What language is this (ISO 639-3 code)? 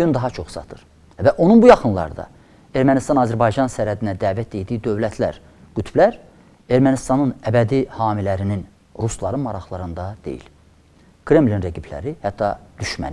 tur